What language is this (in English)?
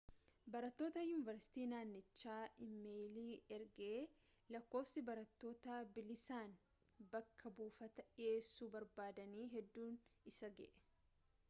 Oromo